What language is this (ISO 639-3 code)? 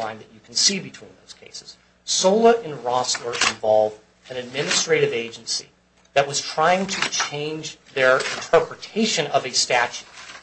eng